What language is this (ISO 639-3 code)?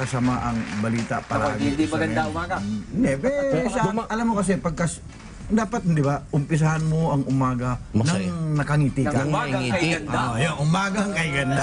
fil